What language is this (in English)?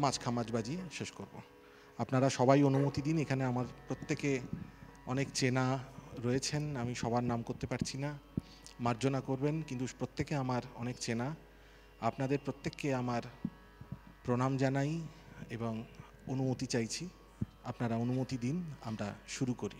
Bangla